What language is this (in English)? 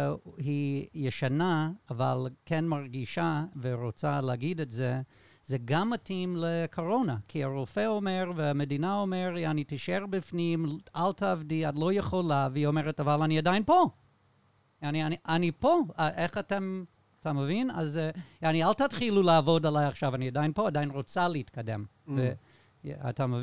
Hebrew